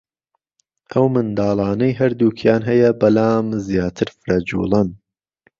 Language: Central Kurdish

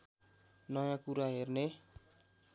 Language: Nepali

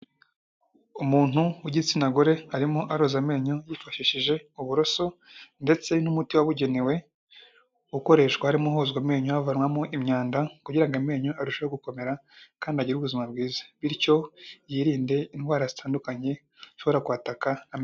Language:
Kinyarwanda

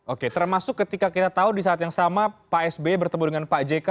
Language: Indonesian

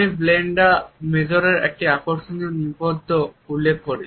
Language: Bangla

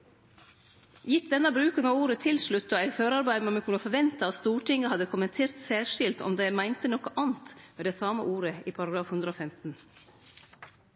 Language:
Norwegian Nynorsk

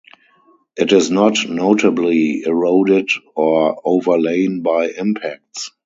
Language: English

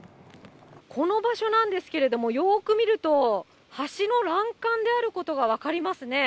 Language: Japanese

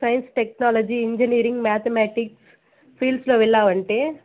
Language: Telugu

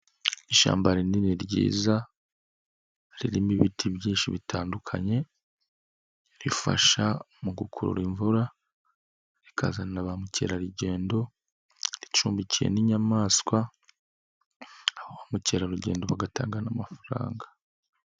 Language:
Kinyarwanda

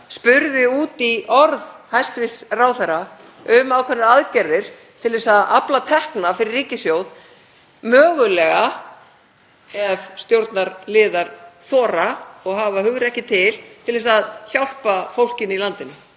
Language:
Icelandic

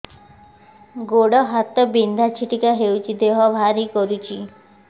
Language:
Odia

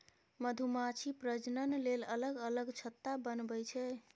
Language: Maithili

